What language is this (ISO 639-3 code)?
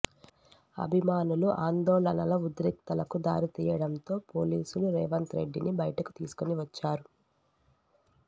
tel